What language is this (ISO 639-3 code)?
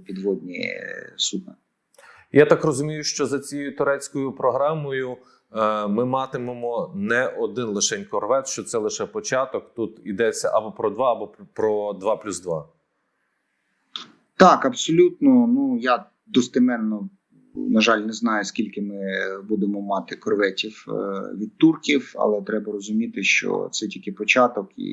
ukr